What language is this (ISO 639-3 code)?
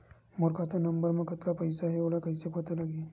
hne